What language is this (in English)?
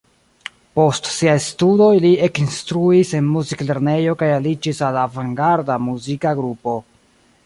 Esperanto